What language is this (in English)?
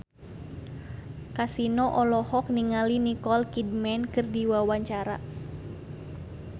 Sundanese